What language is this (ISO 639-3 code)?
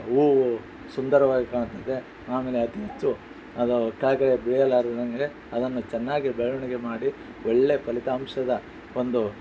kan